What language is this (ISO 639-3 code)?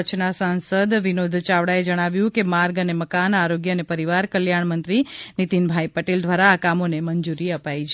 guj